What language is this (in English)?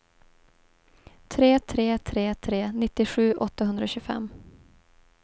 Swedish